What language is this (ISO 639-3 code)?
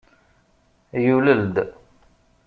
kab